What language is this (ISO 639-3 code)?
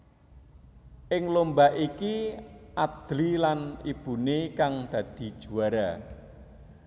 jav